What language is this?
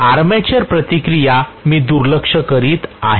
Marathi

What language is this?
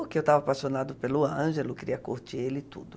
Portuguese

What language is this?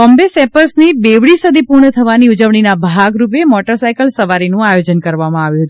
Gujarati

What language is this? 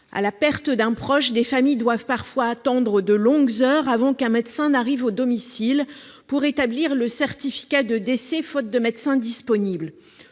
French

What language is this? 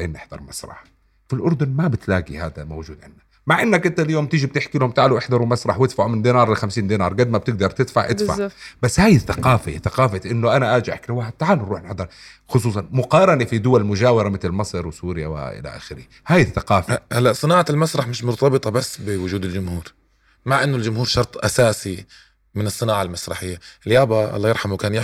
Arabic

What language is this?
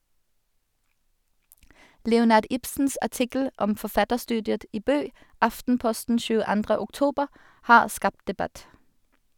Norwegian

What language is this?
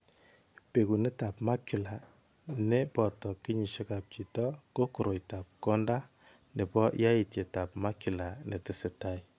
Kalenjin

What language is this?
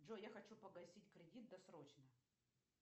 Russian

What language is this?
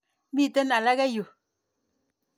Kalenjin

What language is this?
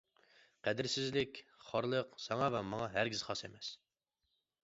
Uyghur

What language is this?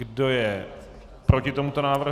Czech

